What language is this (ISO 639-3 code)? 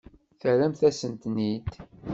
kab